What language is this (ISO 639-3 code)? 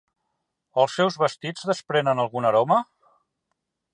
cat